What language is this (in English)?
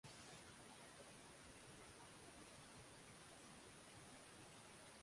Swahili